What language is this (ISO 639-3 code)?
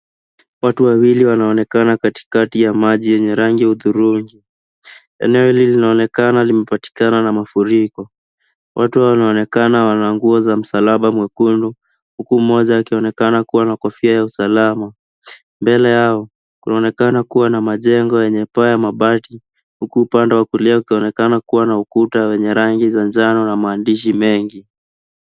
swa